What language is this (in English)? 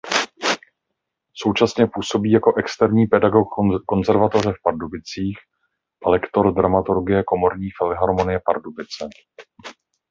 Czech